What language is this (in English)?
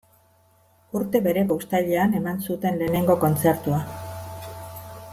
Basque